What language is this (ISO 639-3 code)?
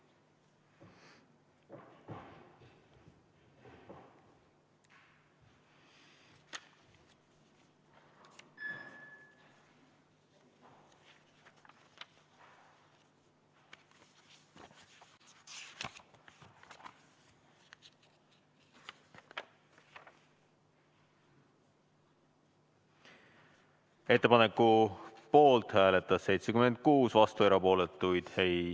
est